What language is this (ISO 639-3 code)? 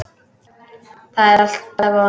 isl